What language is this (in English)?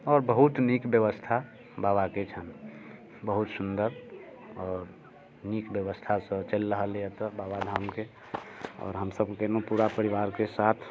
Maithili